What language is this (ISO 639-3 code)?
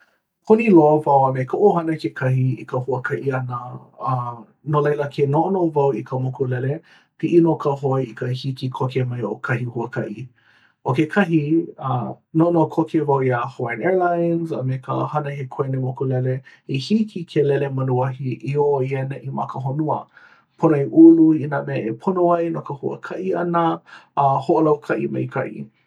haw